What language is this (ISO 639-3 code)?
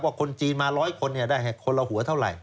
tha